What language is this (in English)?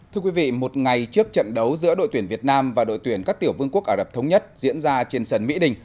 Vietnamese